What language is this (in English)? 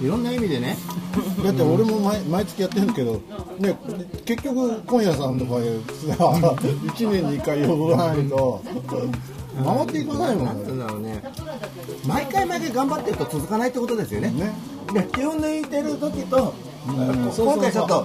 Japanese